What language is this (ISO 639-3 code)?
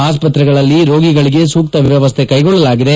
kan